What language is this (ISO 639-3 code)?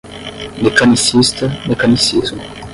por